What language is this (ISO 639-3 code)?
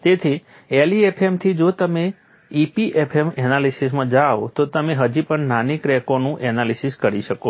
guj